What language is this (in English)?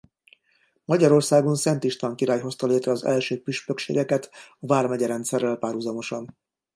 Hungarian